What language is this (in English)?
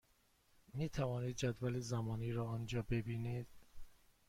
Persian